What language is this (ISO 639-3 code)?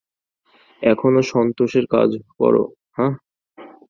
ben